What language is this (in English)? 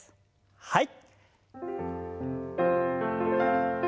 Japanese